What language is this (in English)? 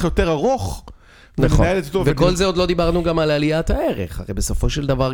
Hebrew